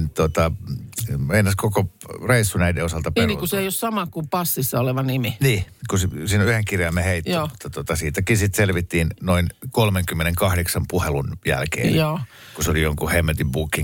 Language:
Finnish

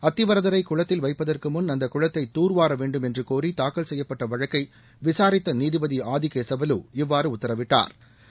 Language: Tamil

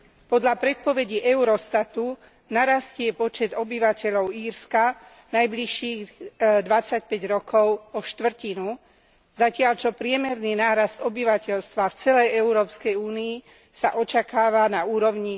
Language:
Slovak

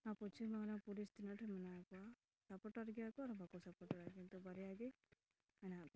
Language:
Santali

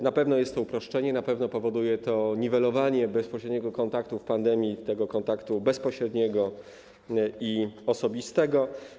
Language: Polish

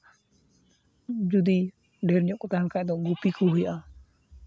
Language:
Santali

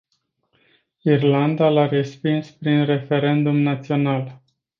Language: Romanian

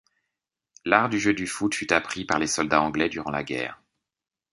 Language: French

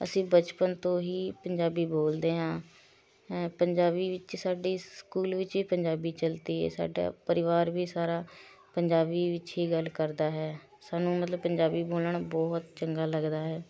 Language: Punjabi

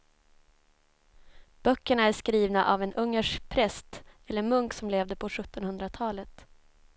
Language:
Swedish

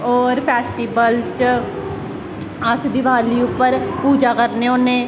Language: Dogri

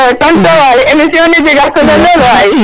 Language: Serer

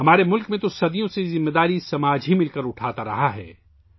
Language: Urdu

